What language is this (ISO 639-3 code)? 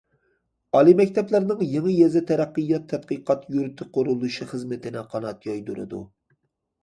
uig